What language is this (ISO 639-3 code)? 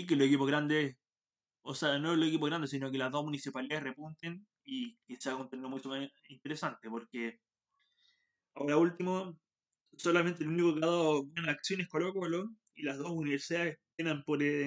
spa